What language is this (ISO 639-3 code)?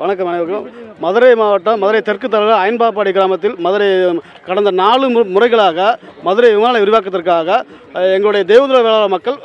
tam